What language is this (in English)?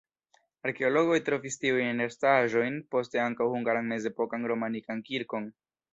Esperanto